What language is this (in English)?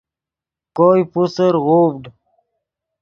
Yidgha